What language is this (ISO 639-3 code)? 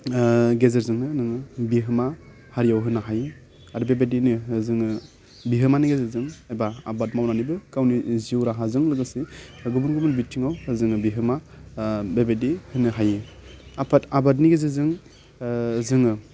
brx